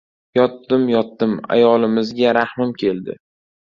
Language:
Uzbek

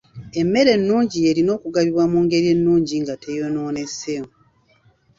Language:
Ganda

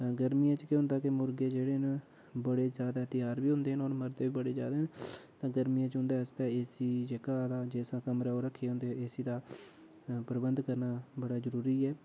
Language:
Dogri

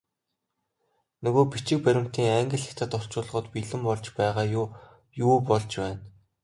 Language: Mongolian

